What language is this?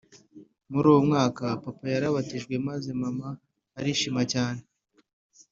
Kinyarwanda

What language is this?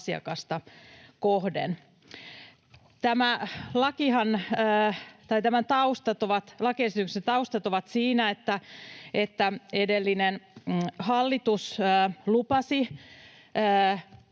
Finnish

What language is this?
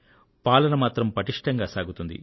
Telugu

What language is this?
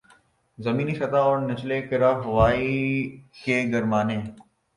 Urdu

